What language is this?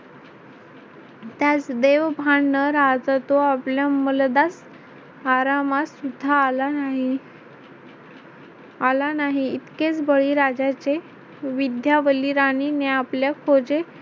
Marathi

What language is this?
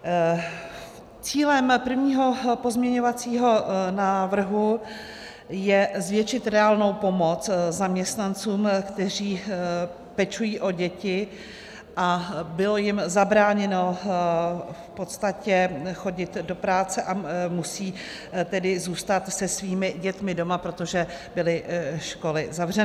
Czech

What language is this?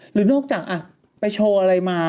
Thai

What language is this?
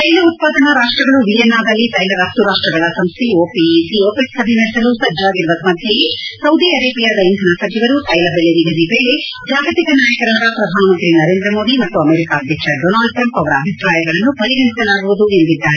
Kannada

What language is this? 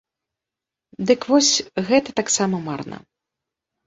Belarusian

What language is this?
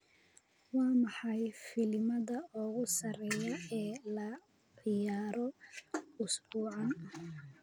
Somali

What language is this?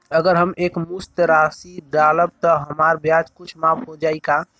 Bhojpuri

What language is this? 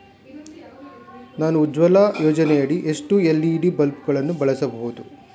Kannada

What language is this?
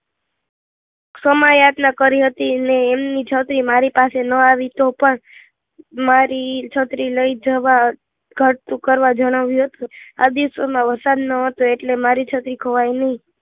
Gujarati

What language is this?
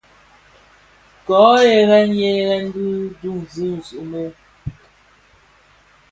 Bafia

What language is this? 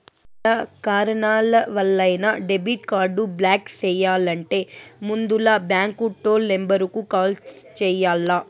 Telugu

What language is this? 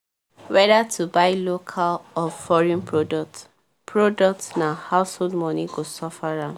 Nigerian Pidgin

